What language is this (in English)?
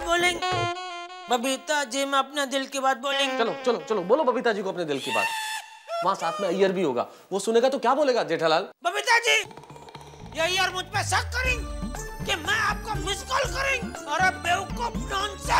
Hindi